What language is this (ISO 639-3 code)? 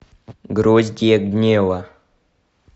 rus